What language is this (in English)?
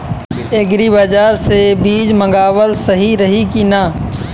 Bhojpuri